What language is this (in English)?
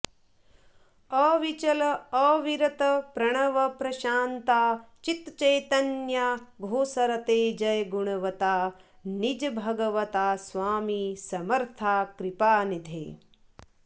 Sanskrit